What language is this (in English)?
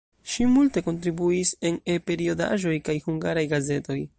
Esperanto